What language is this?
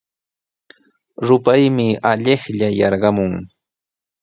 Sihuas Ancash Quechua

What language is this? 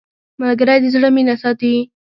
Pashto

